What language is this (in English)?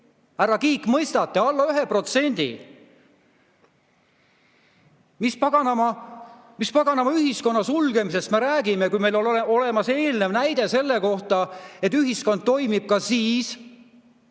Estonian